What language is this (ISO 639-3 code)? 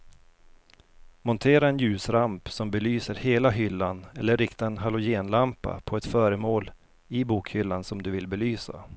swe